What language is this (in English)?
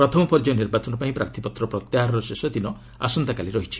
Odia